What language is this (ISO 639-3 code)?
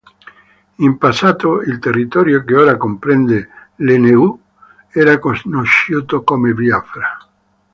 ita